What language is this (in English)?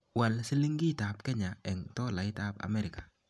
Kalenjin